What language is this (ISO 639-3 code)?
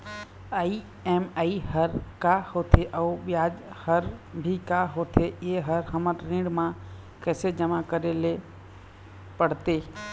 hne